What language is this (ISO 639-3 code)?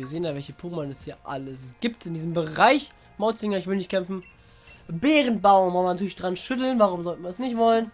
deu